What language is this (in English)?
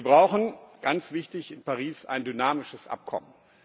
German